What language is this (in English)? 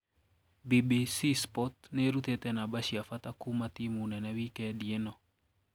Kikuyu